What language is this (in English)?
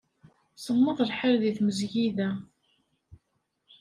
Kabyle